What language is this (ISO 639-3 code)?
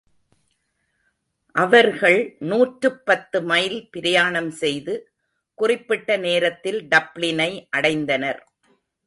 tam